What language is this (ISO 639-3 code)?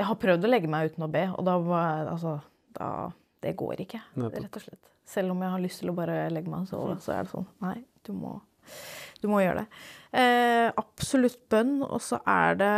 nor